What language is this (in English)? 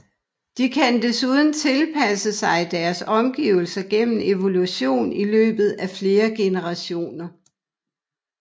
Danish